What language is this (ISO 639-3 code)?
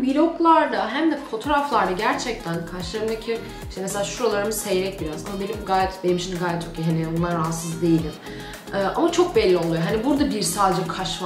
tur